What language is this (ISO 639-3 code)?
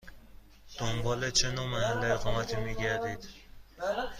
fas